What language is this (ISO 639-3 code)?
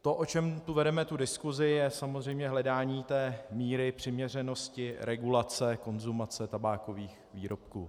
ces